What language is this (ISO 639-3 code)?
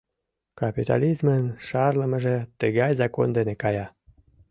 chm